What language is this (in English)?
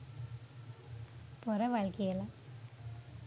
Sinhala